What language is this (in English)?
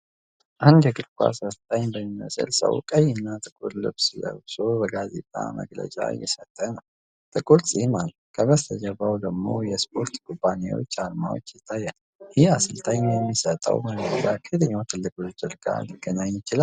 Amharic